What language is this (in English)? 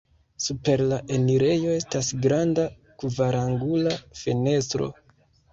Esperanto